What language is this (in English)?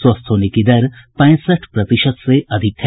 Hindi